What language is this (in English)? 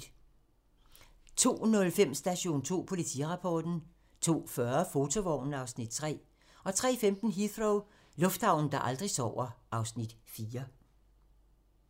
Danish